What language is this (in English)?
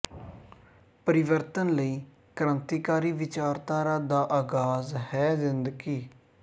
Punjabi